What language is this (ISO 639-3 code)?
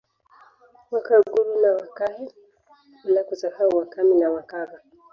swa